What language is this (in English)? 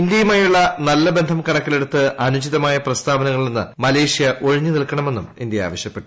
Malayalam